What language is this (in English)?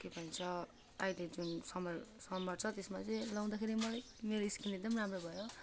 Nepali